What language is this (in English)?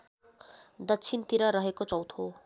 Nepali